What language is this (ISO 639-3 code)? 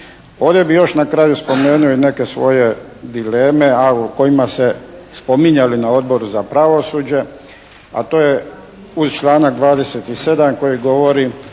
hrv